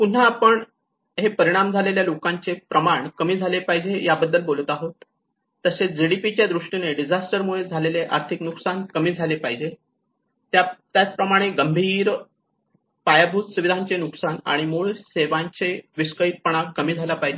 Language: Marathi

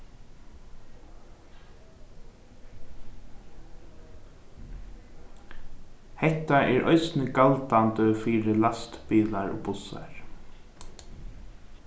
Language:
Faroese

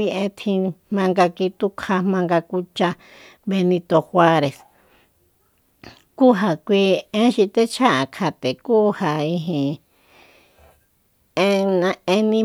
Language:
Soyaltepec Mazatec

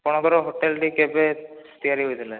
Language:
Odia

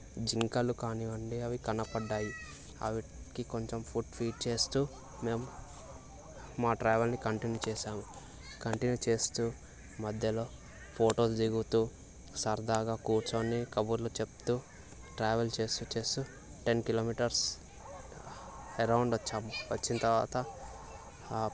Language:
Telugu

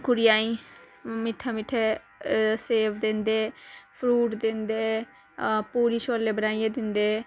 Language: Dogri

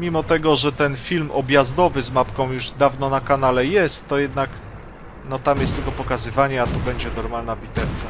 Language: Polish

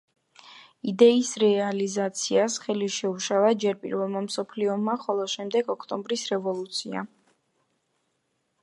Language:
Georgian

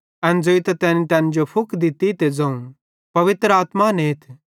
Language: Bhadrawahi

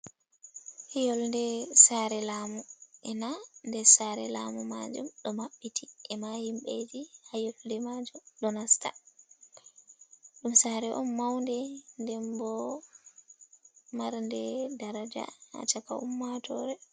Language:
Fula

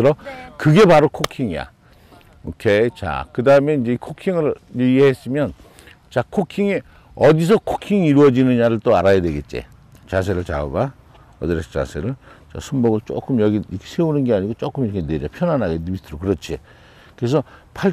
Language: Korean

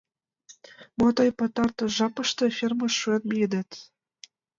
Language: Mari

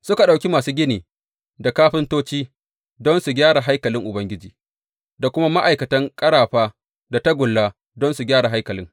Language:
Hausa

